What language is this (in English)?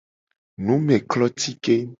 Gen